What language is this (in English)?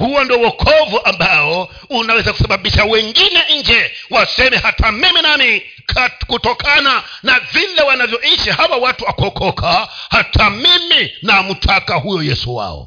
Swahili